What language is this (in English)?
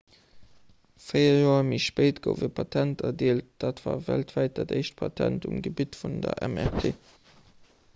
Luxembourgish